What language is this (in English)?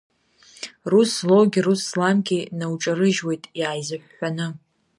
Abkhazian